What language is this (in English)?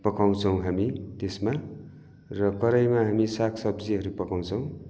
Nepali